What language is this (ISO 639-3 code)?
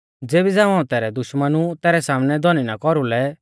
bfz